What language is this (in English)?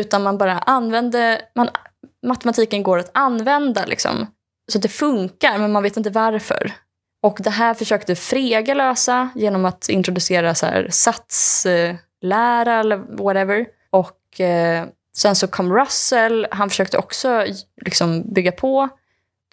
Swedish